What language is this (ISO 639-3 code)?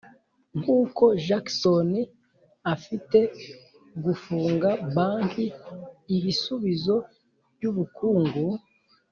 kin